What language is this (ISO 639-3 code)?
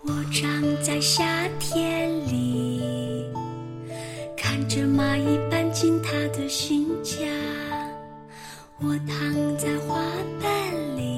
zho